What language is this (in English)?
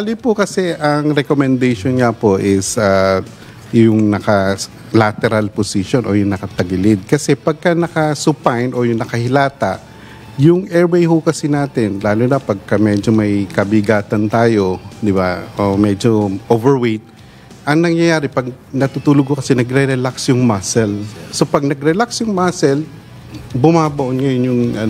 Filipino